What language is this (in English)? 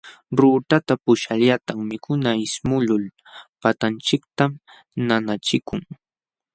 Jauja Wanca Quechua